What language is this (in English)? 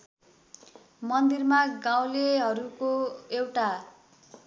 Nepali